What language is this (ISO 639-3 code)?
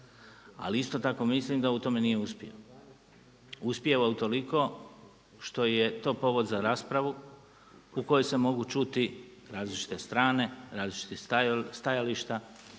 hrv